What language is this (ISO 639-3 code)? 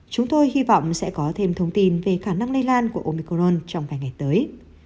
vie